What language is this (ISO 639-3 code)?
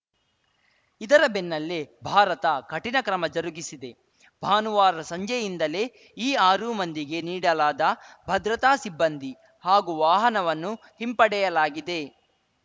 kan